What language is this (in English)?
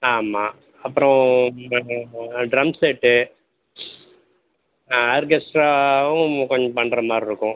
Tamil